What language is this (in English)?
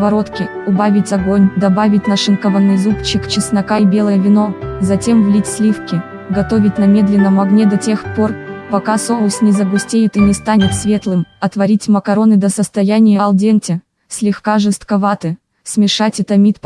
Russian